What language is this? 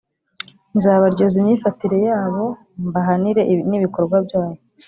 Kinyarwanda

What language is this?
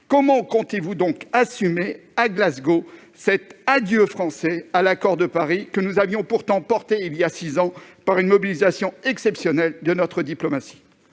French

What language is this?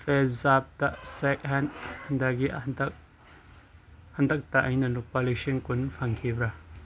Manipuri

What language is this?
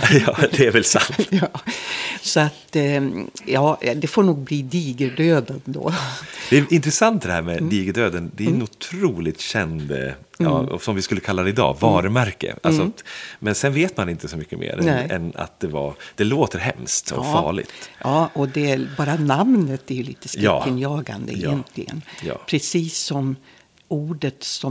Swedish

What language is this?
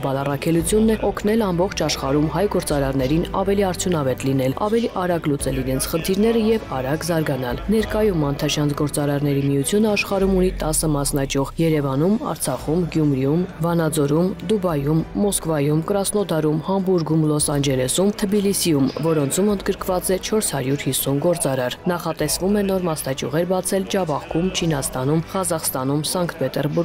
Romanian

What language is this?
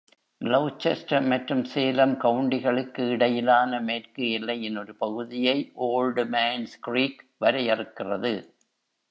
Tamil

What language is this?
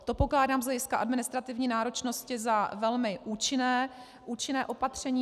Czech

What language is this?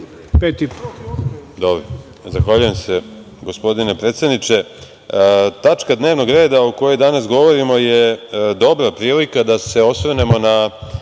Serbian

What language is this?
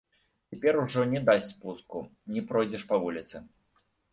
Belarusian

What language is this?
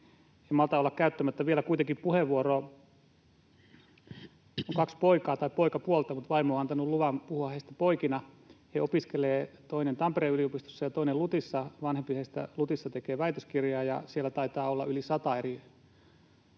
Finnish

